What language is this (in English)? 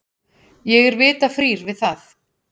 Icelandic